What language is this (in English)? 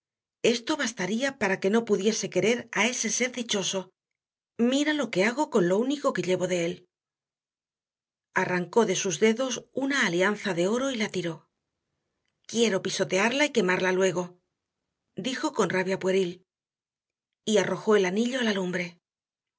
Spanish